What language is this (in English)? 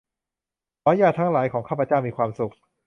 Thai